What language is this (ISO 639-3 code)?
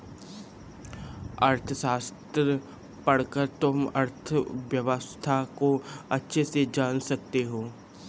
hin